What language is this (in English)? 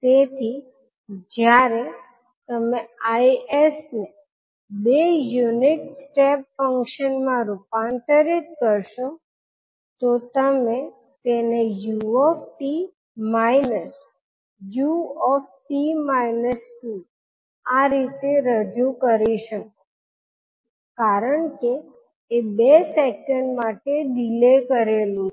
Gujarati